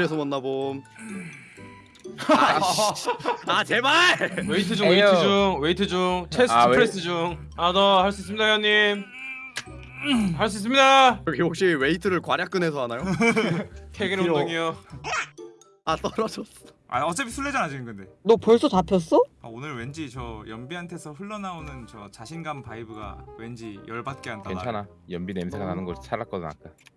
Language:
Korean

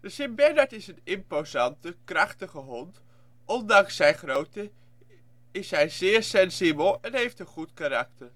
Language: Dutch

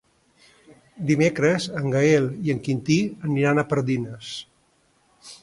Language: Catalan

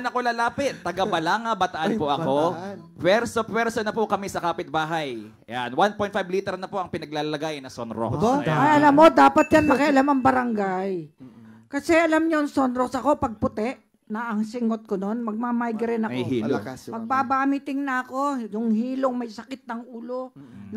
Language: Filipino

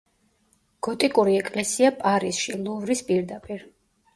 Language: Georgian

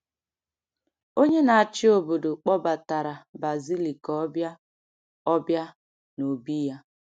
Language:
Igbo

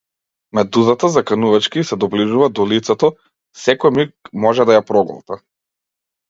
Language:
Macedonian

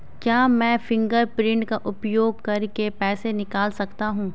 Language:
Hindi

